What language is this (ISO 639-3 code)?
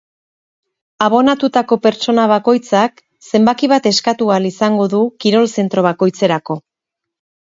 eus